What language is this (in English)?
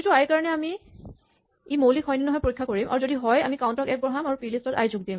Assamese